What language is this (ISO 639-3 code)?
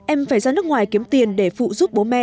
vie